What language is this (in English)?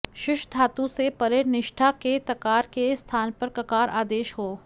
Sanskrit